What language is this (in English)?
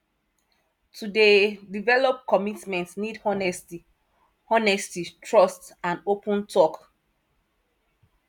Nigerian Pidgin